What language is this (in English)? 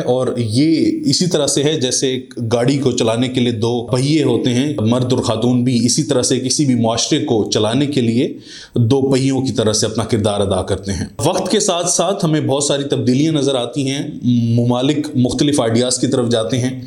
Urdu